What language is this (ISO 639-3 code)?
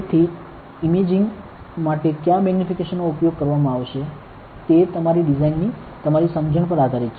guj